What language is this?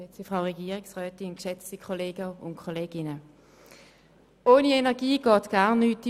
Swiss German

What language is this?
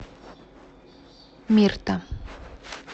Russian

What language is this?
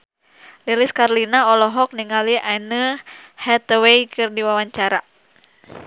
Sundanese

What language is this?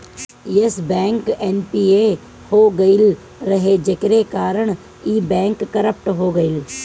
Bhojpuri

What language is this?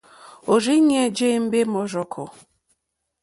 Mokpwe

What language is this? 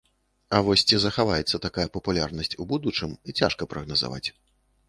Belarusian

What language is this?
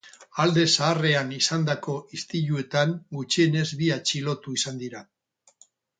Basque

